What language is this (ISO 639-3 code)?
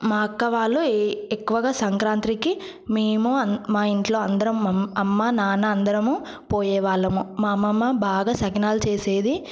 tel